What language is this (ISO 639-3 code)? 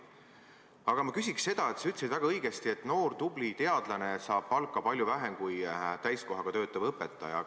est